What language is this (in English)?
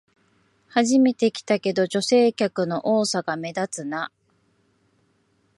Japanese